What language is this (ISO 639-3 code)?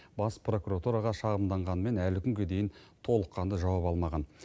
kaz